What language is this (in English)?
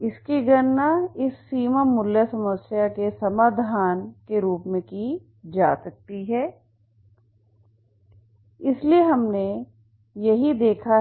Hindi